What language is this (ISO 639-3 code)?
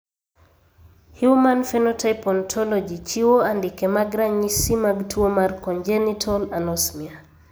luo